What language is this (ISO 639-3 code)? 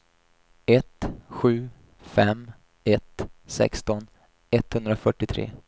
swe